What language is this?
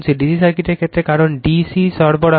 Bangla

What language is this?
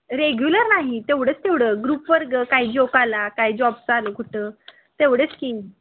Marathi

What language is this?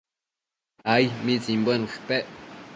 Matsés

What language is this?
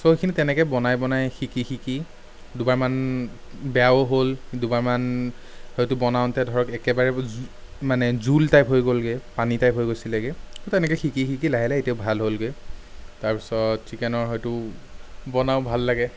Assamese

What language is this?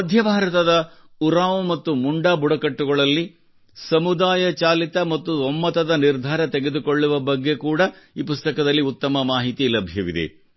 Kannada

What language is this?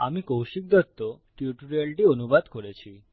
Bangla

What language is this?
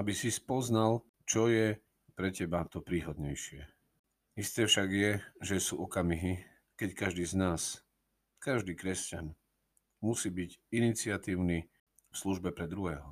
Slovak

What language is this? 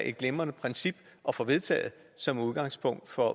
Danish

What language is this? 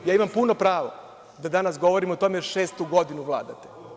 Serbian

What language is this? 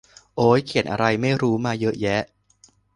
Thai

